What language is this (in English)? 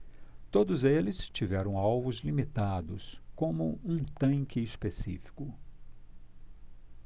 Portuguese